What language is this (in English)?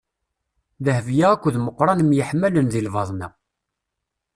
Kabyle